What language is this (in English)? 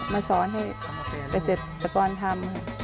Thai